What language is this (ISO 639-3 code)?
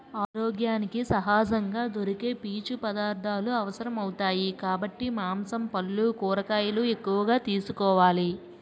tel